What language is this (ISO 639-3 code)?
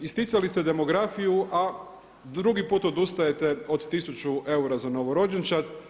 hrv